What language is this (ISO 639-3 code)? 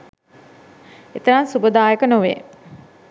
sin